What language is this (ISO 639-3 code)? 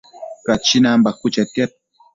mcf